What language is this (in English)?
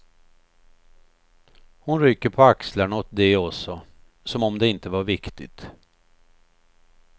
Swedish